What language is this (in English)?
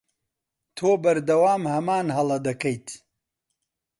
Central Kurdish